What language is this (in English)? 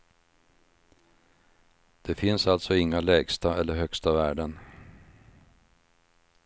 Swedish